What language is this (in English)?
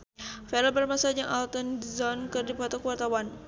Sundanese